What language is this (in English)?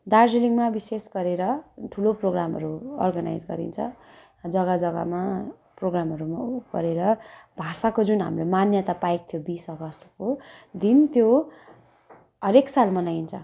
Nepali